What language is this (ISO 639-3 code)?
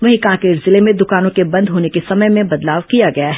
hin